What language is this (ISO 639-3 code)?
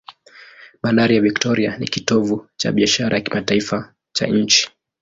swa